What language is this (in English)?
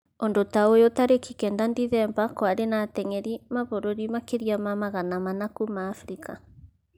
Kikuyu